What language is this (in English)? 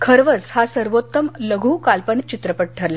Marathi